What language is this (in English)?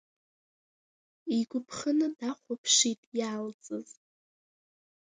Abkhazian